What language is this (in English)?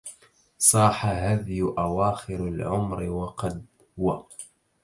Arabic